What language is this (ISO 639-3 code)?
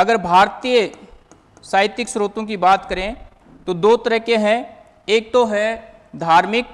hin